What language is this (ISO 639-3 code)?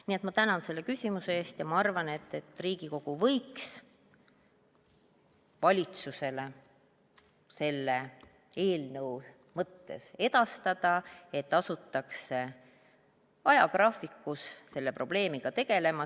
est